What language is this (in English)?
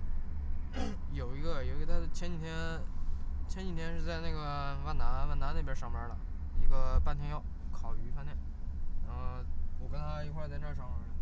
Chinese